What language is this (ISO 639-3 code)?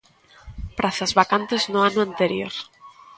glg